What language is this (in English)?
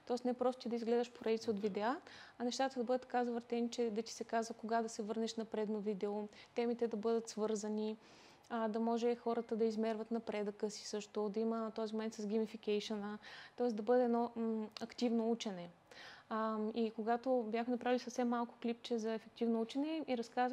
Bulgarian